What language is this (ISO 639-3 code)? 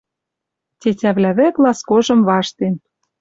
mrj